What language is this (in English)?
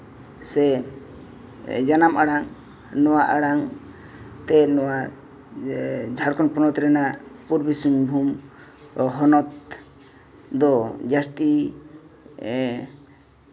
Santali